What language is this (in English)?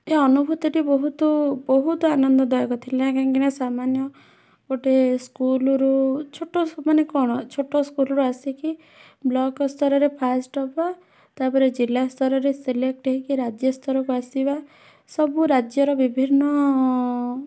Odia